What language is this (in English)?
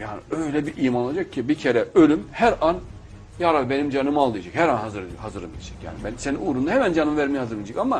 Turkish